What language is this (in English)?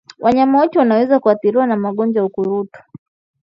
Swahili